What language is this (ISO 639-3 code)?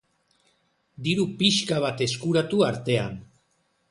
eus